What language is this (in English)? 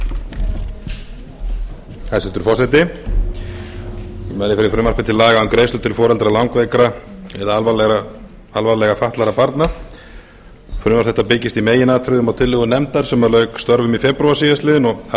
Icelandic